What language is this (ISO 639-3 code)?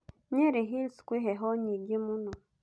kik